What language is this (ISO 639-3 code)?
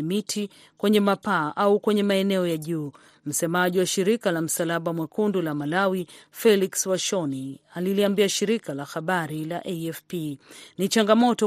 swa